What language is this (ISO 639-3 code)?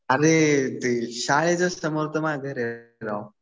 mar